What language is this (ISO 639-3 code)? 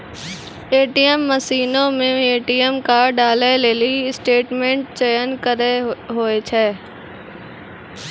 mai